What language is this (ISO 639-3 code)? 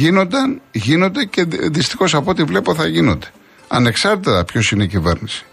ell